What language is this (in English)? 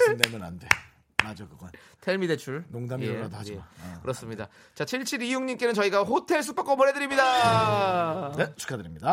Korean